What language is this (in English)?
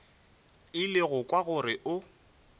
Northern Sotho